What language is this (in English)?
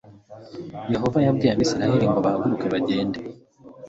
Kinyarwanda